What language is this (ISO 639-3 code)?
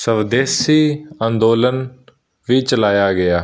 pan